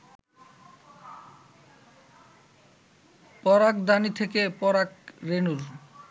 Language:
Bangla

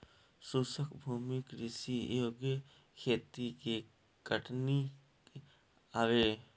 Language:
Bhojpuri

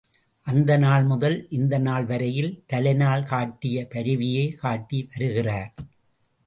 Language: Tamil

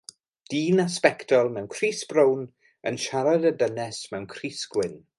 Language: Welsh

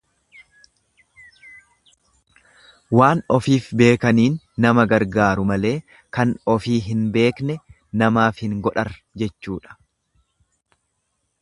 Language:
Oromo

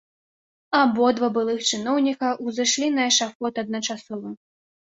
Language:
Belarusian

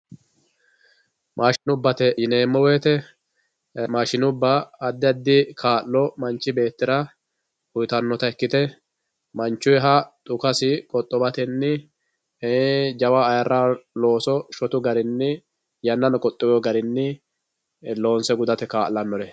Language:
Sidamo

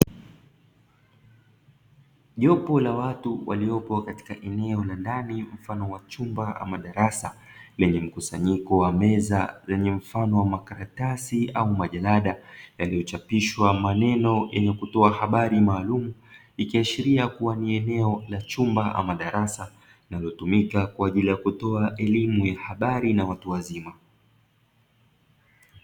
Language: Swahili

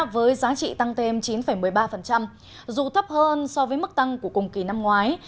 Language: Vietnamese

